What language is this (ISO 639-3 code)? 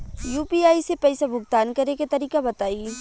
bho